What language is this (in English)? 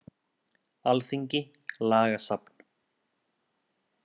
Icelandic